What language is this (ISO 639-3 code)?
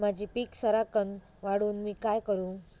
mar